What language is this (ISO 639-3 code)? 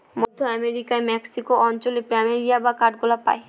ben